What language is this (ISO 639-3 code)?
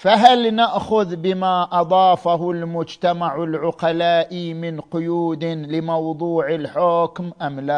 ara